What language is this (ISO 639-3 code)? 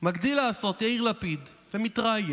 heb